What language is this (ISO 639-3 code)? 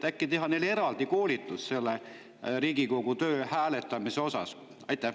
est